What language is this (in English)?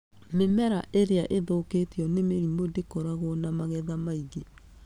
Kikuyu